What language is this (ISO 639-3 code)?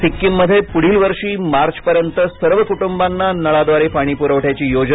mar